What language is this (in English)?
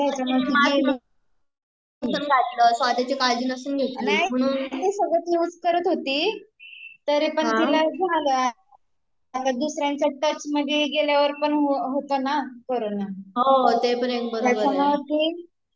Marathi